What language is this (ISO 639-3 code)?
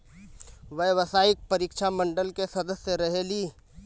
mag